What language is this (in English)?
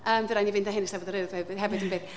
Welsh